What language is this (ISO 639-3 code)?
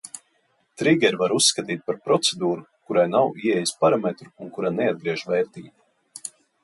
lav